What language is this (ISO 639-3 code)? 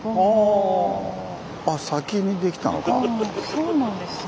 jpn